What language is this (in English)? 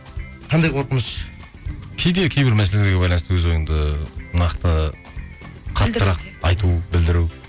Kazakh